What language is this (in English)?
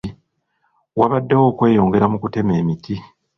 Ganda